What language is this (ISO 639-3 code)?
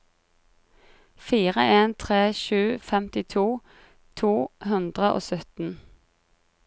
nor